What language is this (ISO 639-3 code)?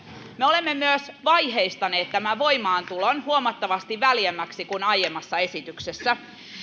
fin